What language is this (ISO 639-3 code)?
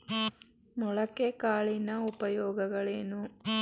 kan